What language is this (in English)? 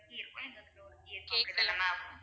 Tamil